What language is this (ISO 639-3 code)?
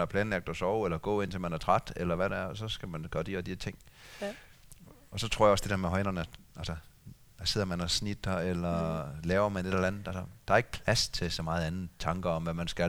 dan